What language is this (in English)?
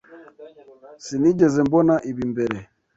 Kinyarwanda